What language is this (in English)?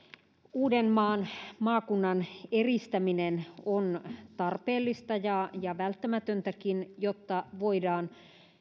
Finnish